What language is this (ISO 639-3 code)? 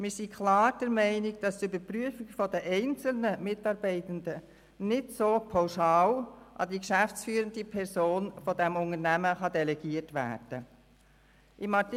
gsw